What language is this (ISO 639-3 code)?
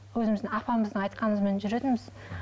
kaz